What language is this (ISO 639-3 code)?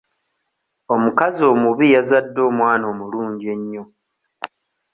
lug